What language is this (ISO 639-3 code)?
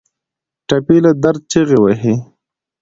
pus